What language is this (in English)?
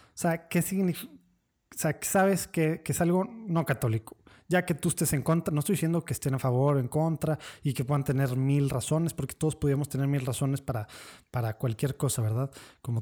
Spanish